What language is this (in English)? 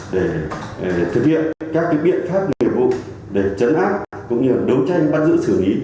Vietnamese